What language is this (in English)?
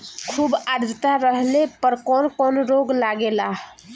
Bhojpuri